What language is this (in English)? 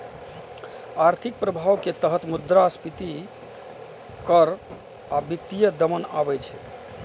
Maithili